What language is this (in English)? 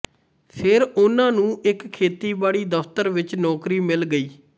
Punjabi